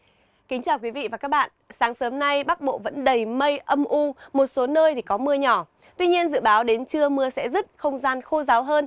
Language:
Vietnamese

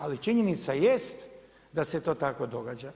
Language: Croatian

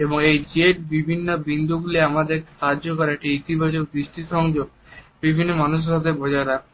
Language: Bangla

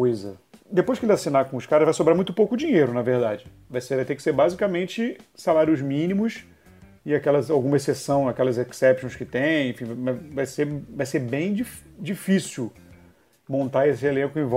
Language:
Portuguese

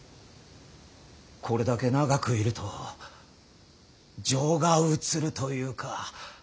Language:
Japanese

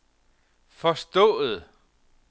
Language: Danish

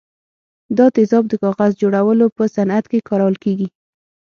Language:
Pashto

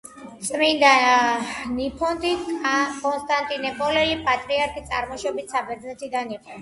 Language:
Georgian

